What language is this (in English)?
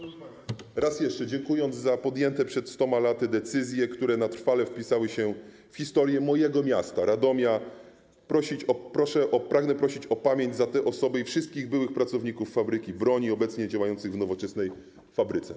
Polish